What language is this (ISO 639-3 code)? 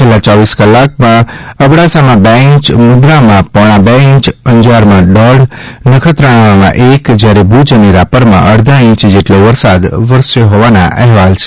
guj